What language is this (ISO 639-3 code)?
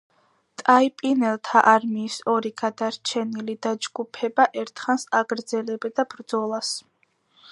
kat